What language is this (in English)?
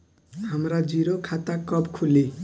Bhojpuri